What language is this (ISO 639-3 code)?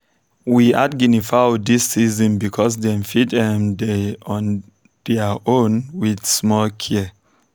pcm